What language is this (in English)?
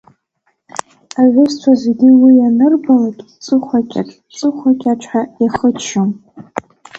Abkhazian